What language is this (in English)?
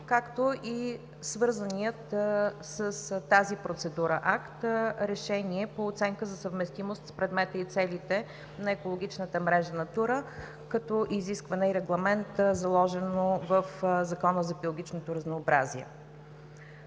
Bulgarian